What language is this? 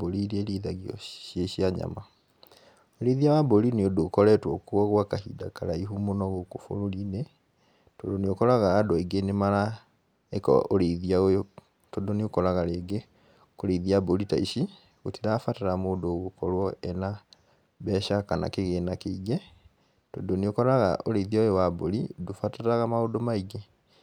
Kikuyu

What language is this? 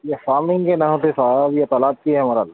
Urdu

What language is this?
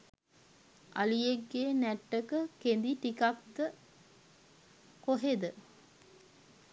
Sinhala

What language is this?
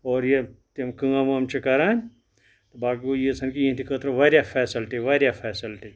Kashmiri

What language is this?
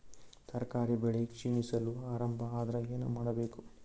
Kannada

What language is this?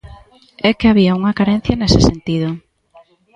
Galician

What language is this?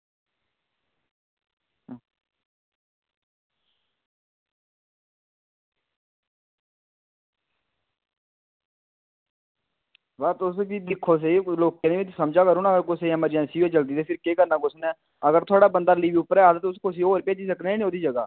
Dogri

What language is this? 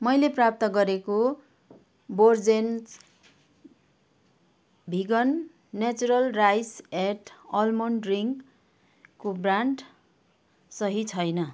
Nepali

